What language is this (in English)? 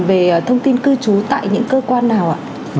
Vietnamese